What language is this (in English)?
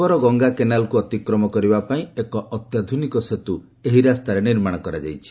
Odia